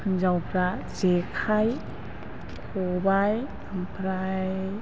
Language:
Bodo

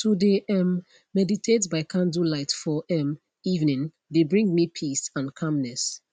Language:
Nigerian Pidgin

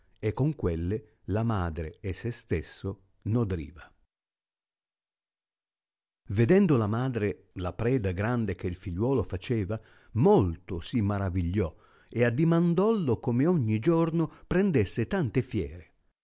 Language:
Italian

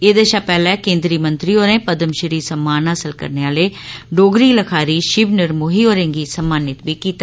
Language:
Dogri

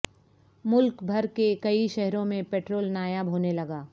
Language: Urdu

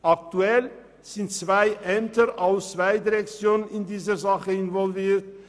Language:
Swiss German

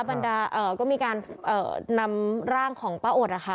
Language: Thai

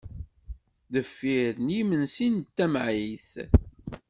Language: Kabyle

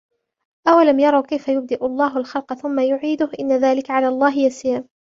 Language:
Arabic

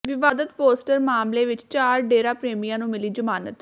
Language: Punjabi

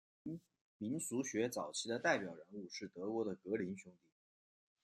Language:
Chinese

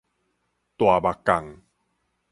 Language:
Min Nan Chinese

